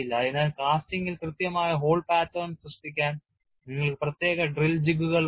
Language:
Malayalam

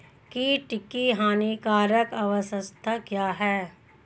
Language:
Hindi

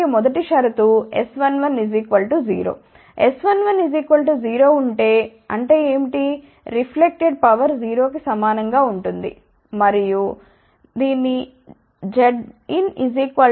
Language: Telugu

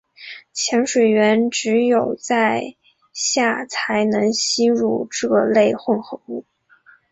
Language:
Chinese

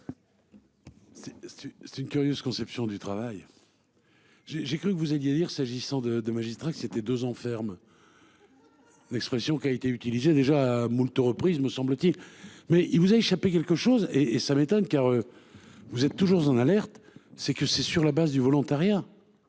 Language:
French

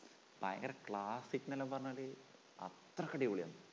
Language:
Malayalam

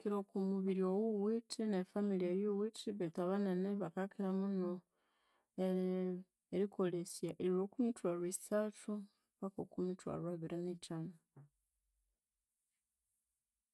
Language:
Konzo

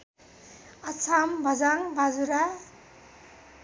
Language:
Nepali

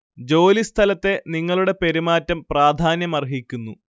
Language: Malayalam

